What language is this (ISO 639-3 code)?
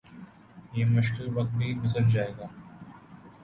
urd